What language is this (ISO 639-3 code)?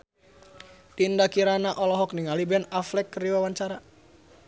sun